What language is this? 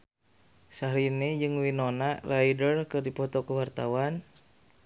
Sundanese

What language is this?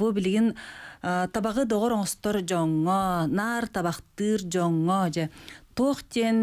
Turkish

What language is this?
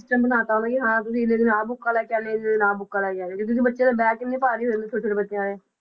Punjabi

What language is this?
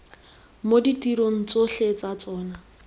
Tswana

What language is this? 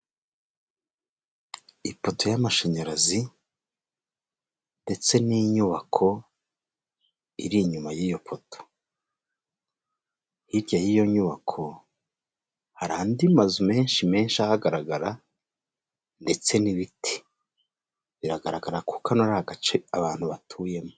Kinyarwanda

